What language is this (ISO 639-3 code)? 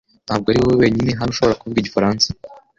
kin